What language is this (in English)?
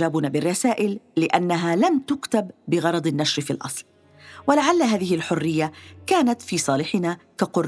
Arabic